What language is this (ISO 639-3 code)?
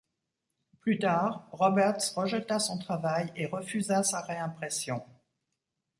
fra